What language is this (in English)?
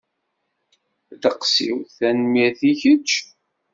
Kabyle